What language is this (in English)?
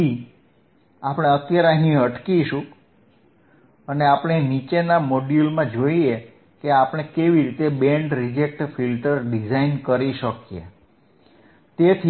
Gujarati